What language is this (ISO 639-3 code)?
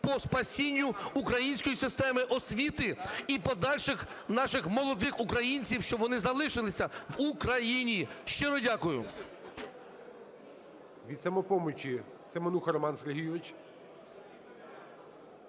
ukr